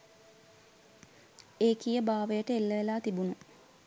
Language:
Sinhala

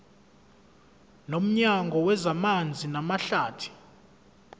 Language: Zulu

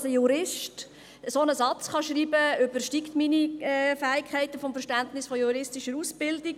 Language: Swiss German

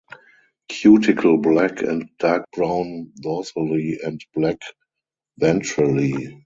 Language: English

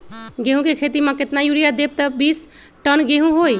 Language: Magahi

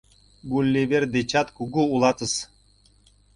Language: Mari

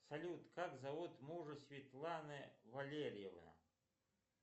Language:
Russian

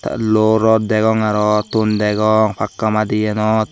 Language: Chakma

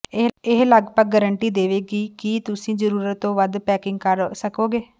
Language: Punjabi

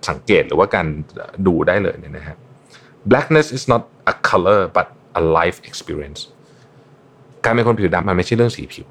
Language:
Thai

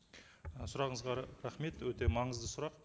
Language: Kazakh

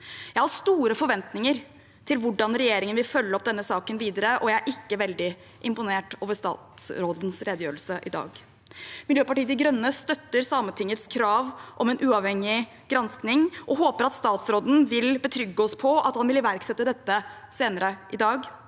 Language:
Norwegian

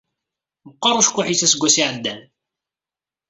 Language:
Kabyle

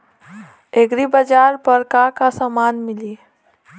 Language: Bhojpuri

